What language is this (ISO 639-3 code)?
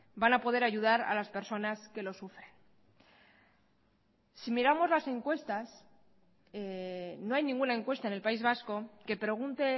spa